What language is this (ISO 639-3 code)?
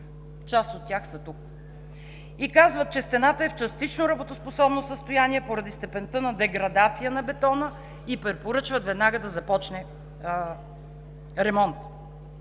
bul